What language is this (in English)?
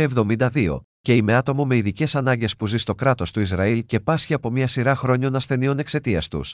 Greek